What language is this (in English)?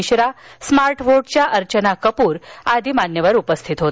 Marathi